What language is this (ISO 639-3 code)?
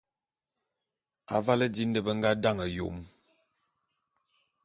bum